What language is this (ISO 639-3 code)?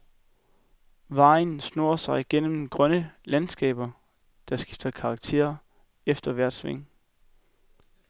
dan